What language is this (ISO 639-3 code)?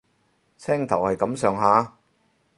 yue